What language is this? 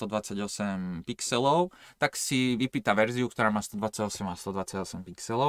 Slovak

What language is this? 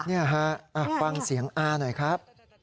Thai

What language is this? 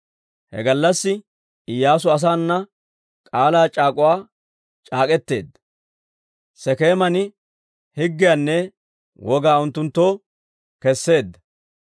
Dawro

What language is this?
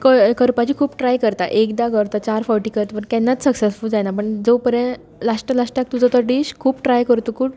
Konkani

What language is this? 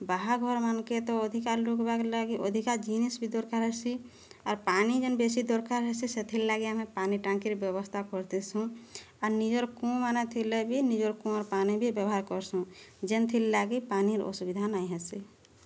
Odia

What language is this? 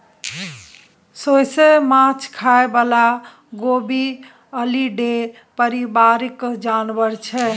Maithili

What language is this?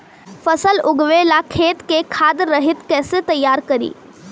Bhojpuri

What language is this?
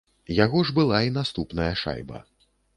Belarusian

